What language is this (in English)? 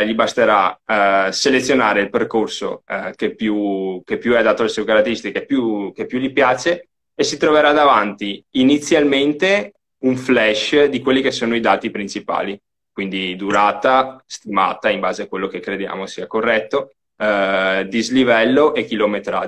Italian